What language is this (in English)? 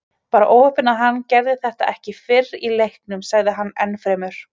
Icelandic